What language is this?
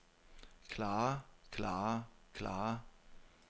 Danish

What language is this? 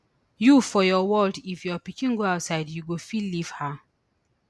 Nigerian Pidgin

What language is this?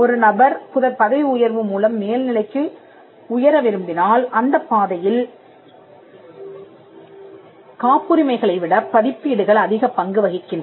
Tamil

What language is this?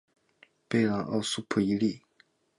Chinese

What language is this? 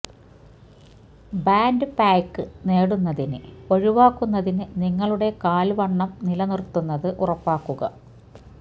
Malayalam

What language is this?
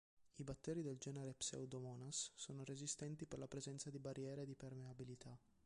Italian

